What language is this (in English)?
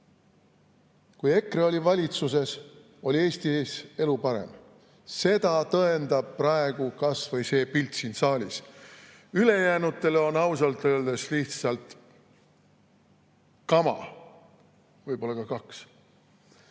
Estonian